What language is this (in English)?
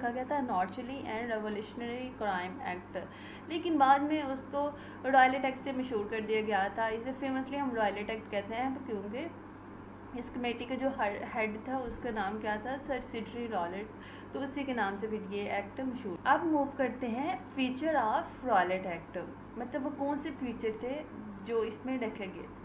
Hindi